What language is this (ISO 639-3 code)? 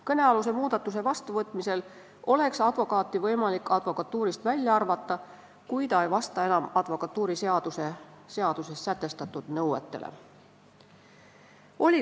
est